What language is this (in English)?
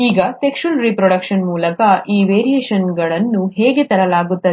Kannada